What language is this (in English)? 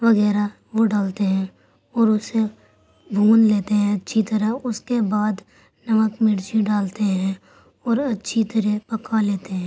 Urdu